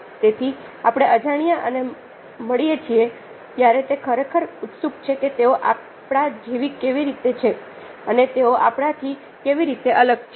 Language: Gujarati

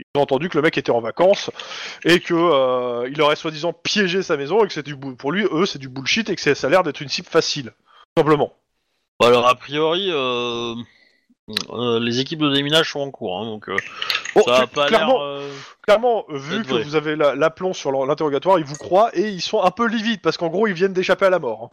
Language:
French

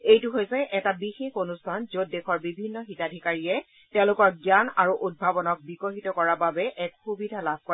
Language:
Assamese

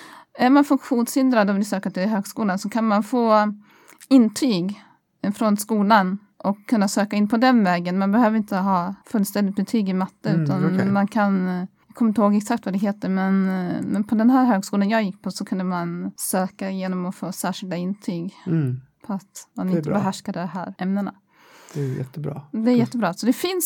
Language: Swedish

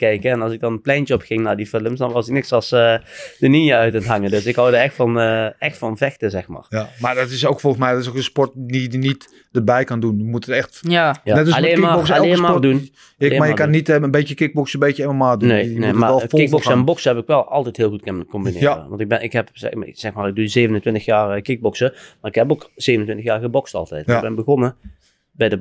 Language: Dutch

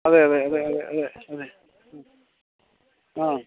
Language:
Malayalam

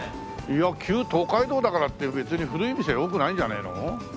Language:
Japanese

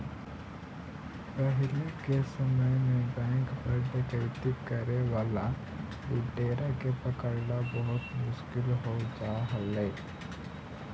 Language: Magahi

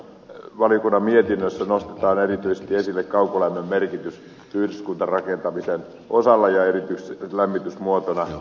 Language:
Finnish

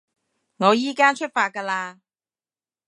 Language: Cantonese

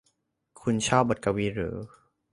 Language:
Thai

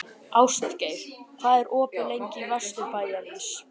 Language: Icelandic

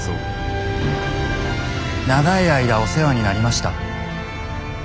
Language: Japanese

